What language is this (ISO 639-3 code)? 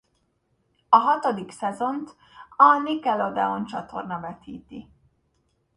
hun